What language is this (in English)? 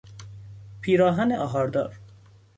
Persian